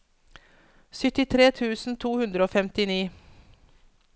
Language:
Norwegian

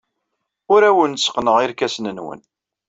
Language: Kabyle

